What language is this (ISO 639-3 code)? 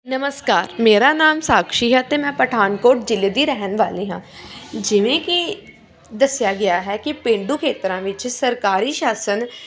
pan